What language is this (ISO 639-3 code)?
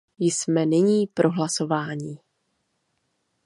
ces